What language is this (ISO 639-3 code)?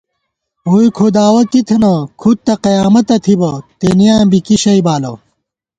gwt